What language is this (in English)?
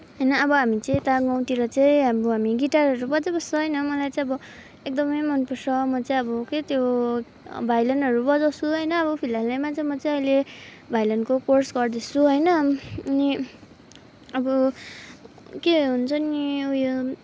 Nepali